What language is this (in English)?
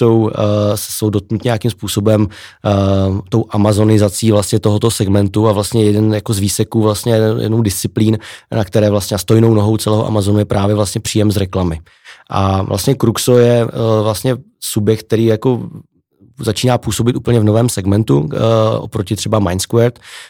Czech